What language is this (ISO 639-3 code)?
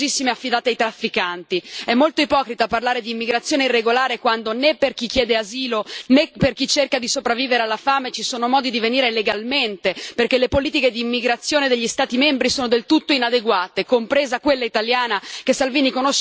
ita